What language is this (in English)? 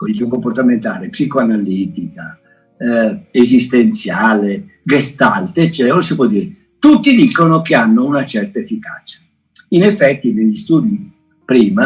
Italian